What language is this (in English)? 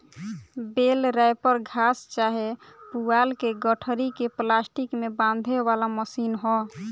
Bhojpuri